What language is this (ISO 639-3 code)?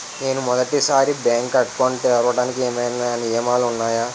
tel